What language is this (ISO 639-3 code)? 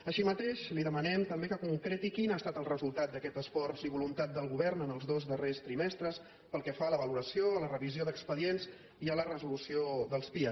cat